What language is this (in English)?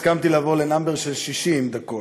Hebrew